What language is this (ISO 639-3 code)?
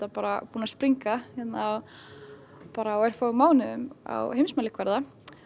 isl